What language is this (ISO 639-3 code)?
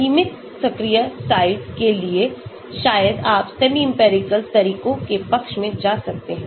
hin